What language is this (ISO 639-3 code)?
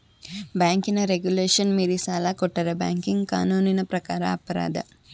kan